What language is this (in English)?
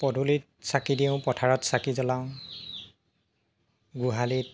Assamese